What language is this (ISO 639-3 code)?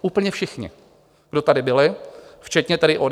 ces